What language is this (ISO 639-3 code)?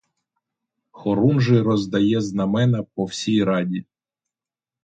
ukr